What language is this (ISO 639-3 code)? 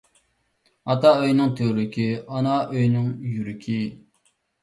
uig